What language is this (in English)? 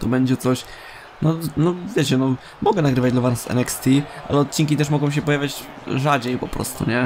Polish